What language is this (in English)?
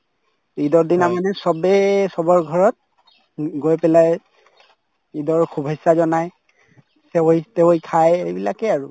Assamese